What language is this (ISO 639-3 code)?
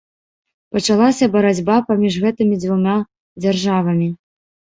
bel